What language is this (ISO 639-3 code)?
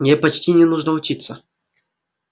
rus